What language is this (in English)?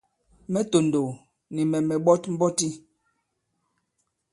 Bankon